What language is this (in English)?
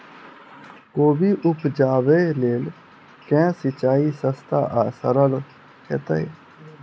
Maithili